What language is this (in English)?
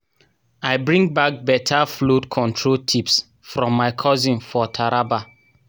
Nigerian Pidgin